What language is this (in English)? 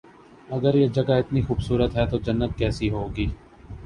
Urdu